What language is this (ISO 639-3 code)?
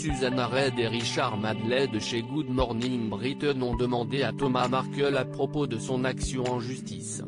fra